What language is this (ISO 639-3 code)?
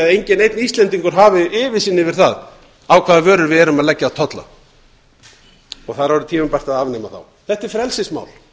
isl